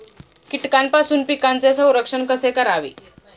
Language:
Marathi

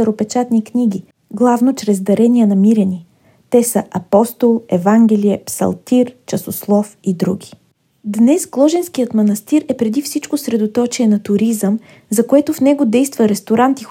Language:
Bulgarian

